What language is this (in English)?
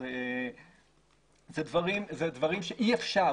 Hebrew